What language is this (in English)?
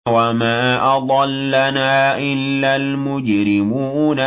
Arabic